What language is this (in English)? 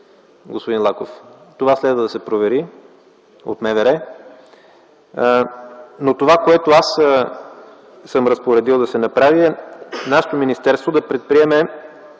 Bulgarian